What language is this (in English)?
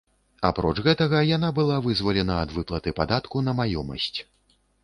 Belarusian